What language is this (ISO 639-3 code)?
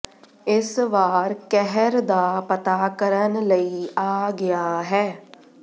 pan